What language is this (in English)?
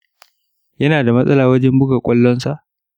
Hausa